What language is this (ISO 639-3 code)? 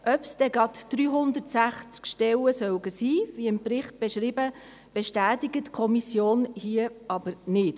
gsw